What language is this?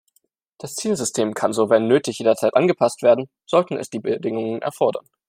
German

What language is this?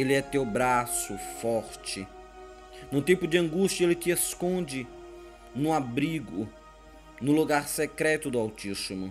Portuguese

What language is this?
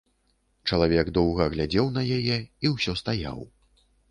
Belarusian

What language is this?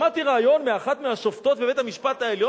Hebrew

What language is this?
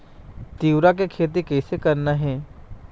Chhattisgarhi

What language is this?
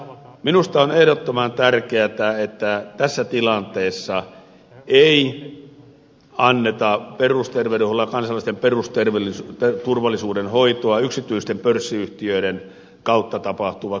Finnish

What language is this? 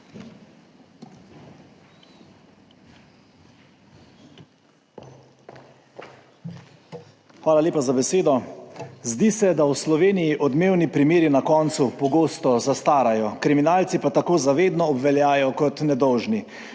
Slovenian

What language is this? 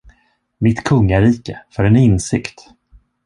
Swedish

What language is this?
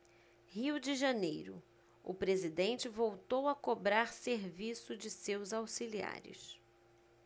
Portuguese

